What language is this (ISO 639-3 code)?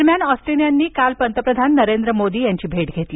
mar